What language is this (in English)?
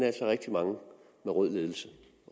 Danish